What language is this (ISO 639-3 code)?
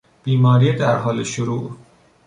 fas